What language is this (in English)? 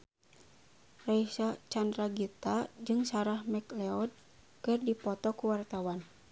Sundanese